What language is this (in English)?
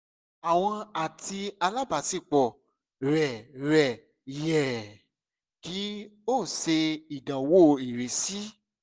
Yoruba